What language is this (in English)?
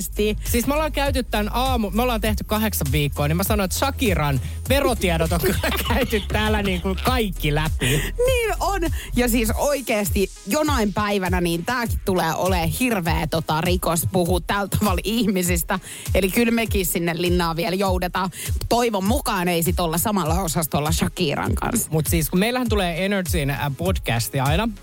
Finnish